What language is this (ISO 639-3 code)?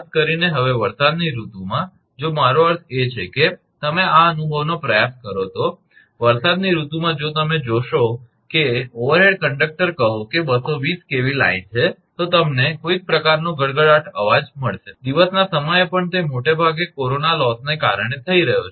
guj